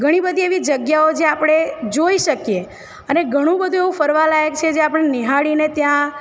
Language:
Gujarati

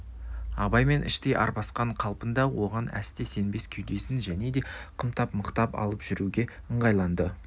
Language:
Kazakh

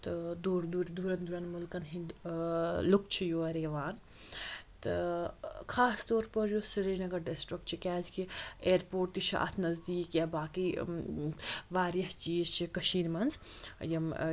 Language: Kashmiri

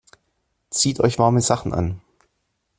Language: German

